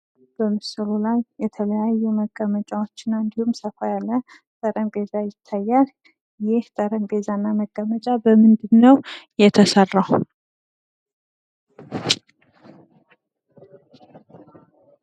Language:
Amharic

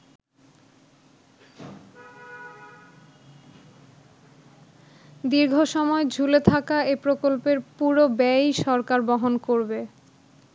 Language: Bangla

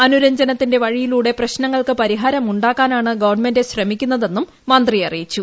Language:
Malayalam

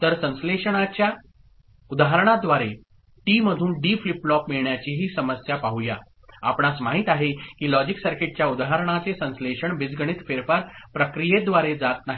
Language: Marathi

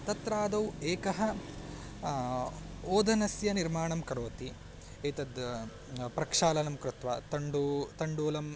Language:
Sanskrit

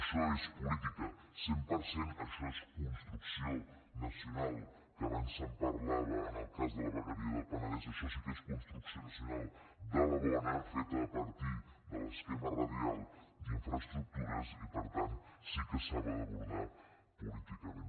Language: Catalan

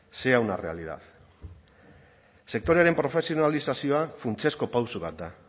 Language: Basque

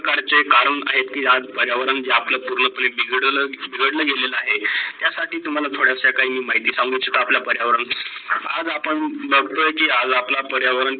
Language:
Marathi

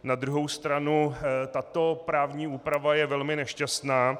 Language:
Czech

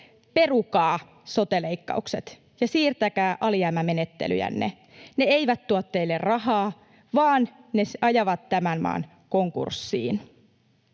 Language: Finnish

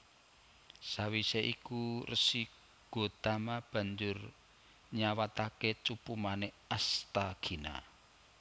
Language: Javanese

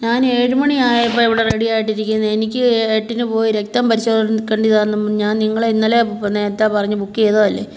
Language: Malayalam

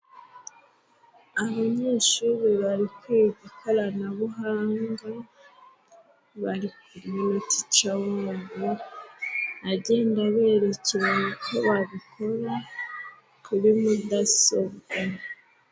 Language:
Kinyarwanda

